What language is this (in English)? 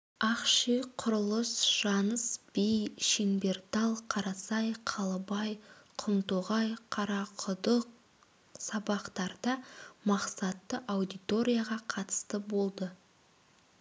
Kazakh